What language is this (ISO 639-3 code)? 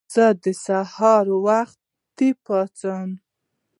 pus